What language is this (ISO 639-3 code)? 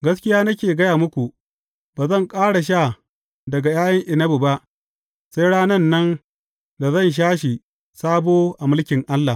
hau